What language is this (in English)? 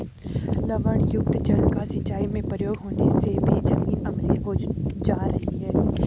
Hindi